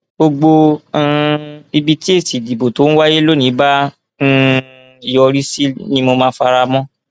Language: Yoruba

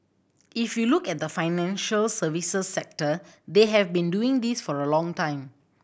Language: English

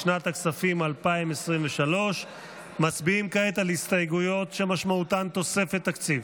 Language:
Hebrew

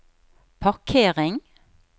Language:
Norwegian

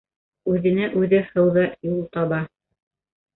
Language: Bashkir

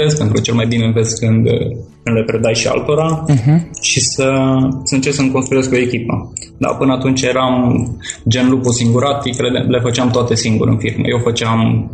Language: Romanian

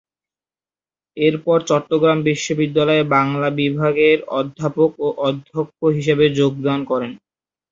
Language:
Bangla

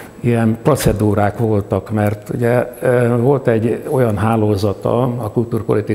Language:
Hungarian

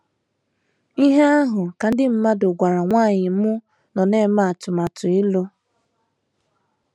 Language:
Igbo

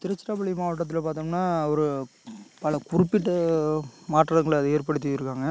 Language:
Tamil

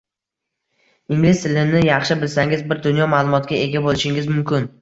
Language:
Uzbek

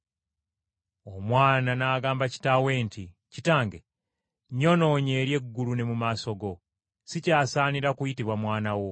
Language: Ganda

